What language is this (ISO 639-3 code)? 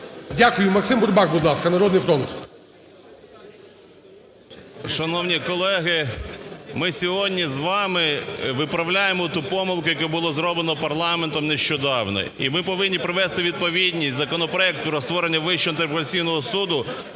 ukr